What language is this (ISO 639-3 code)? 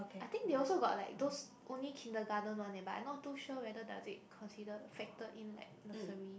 eng